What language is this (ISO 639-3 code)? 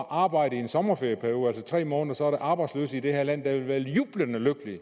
dan